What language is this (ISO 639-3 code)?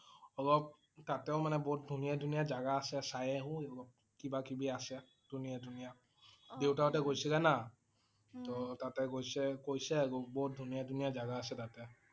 asm